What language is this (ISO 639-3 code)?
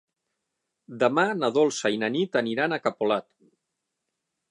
cat